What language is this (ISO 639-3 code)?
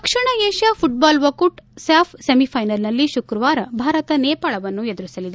kan